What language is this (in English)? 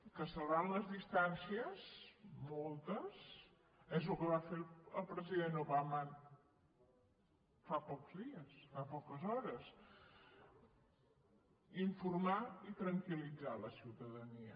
Catalan